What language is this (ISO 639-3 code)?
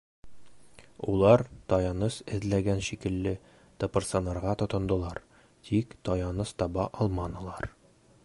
bak